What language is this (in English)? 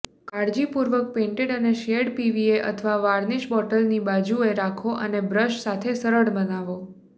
Gujarati